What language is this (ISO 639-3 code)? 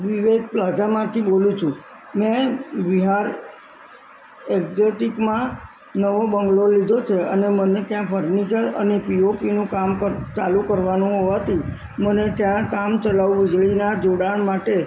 guj